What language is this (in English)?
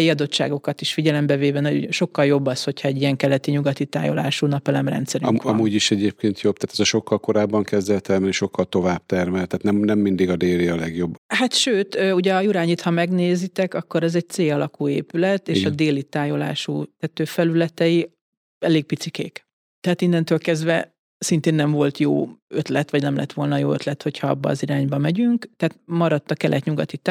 Hungarian